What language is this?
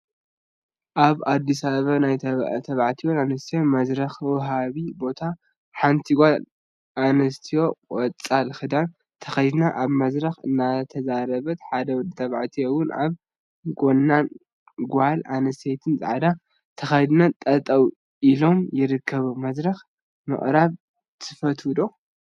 Tigrinya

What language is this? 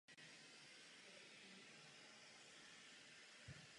Czech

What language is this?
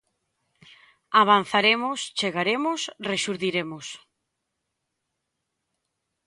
Galician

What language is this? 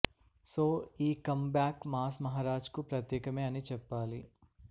Telugu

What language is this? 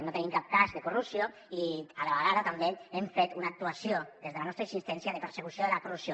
Catalan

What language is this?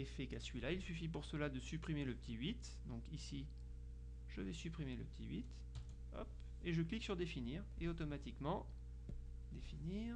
French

